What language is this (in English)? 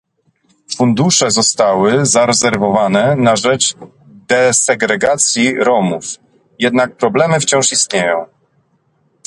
Polish